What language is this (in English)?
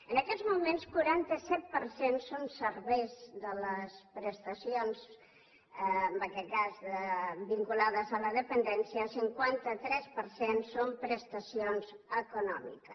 Catalan